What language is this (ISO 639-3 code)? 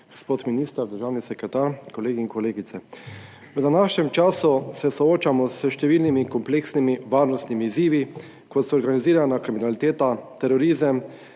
slv